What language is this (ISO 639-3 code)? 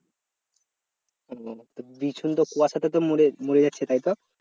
ben